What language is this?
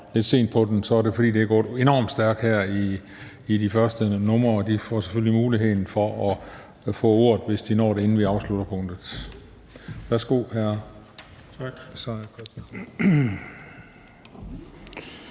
Danish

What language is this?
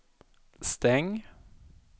Swedish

